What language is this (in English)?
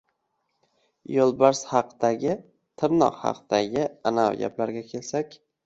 Uzbek